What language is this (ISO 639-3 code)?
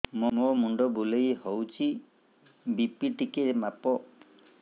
ori